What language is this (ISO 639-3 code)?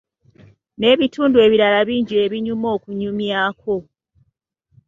lug